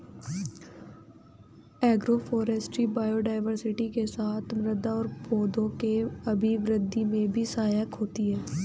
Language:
Hindi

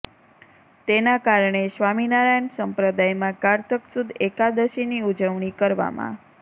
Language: Gujarati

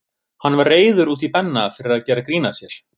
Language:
Icelandic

